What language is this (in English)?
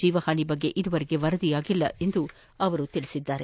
Kannada